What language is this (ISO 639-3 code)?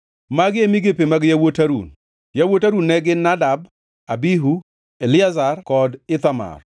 luo